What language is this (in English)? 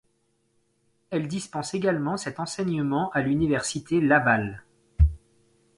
French